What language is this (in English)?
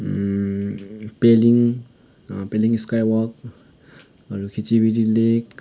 Nepali